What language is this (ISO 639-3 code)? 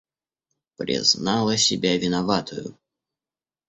rus